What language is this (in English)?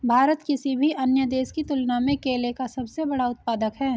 Hindi